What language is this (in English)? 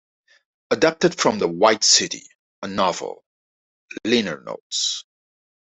English